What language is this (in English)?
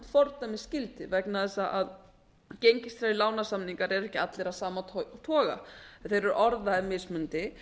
Icelandic